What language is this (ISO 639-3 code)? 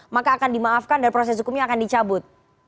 ind